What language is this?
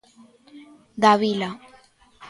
Galician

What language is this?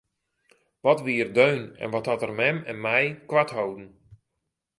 Western Frisian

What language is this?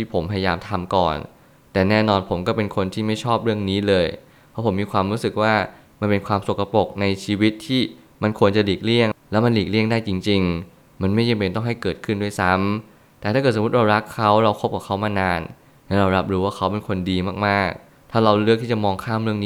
Thai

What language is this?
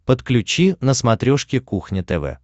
Russian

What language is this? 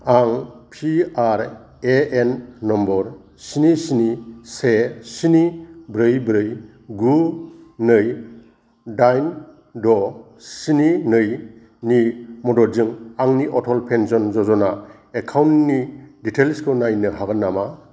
Bodo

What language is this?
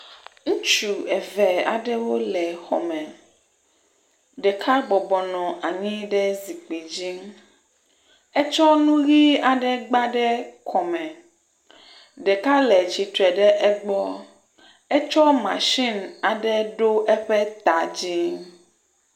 Ewe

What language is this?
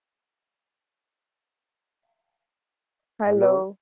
Gujarati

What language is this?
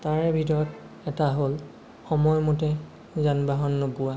Assamese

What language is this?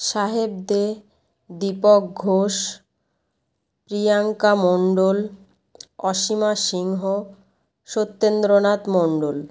Bangla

